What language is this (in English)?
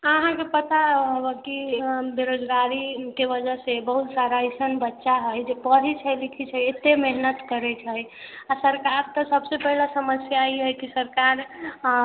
Maithili